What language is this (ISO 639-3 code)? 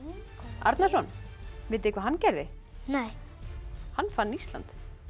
isl